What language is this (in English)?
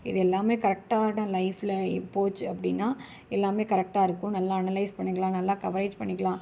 Tamil